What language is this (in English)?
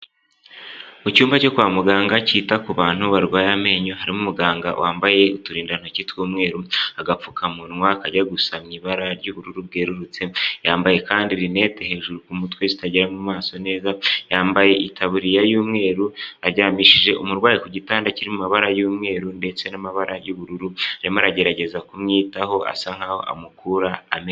Kinyarwanda